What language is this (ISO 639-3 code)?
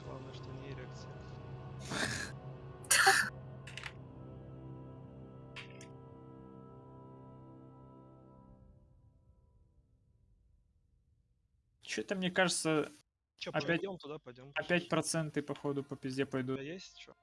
rus